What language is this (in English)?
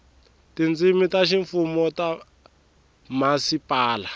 Tsonga